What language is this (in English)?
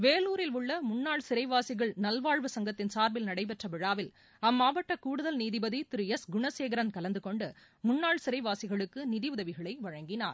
Tamil